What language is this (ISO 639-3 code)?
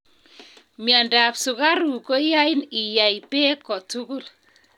kln